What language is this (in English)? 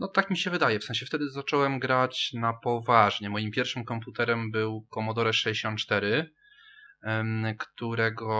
Polish